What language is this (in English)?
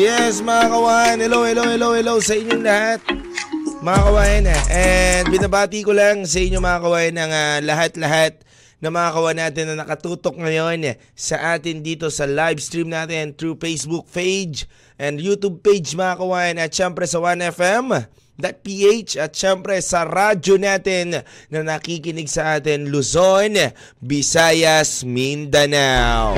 Filipino